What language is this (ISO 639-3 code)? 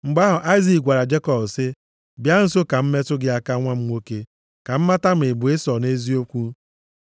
ibo